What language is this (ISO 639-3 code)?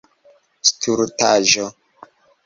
epo